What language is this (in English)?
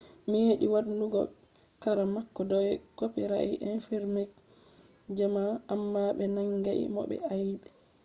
Fula